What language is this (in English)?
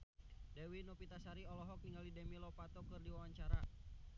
Sundanese